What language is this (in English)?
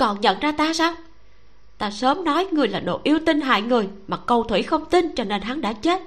Vietnamese